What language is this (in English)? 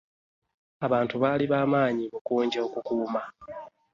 Ganda